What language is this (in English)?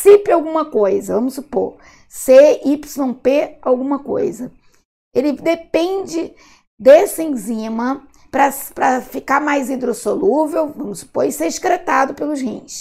Portuguese